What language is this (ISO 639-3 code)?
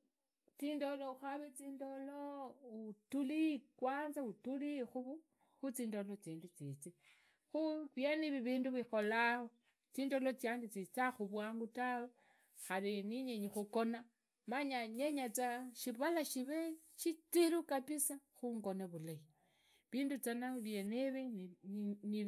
ida